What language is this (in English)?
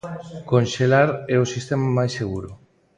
Galician